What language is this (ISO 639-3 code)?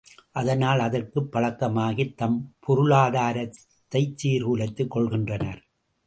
tam